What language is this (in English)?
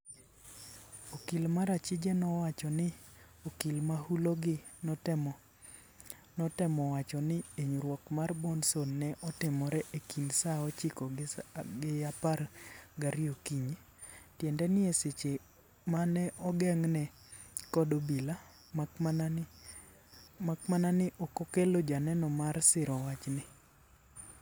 Luo (Kenya and Tanzania)